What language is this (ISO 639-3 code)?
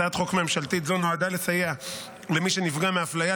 heb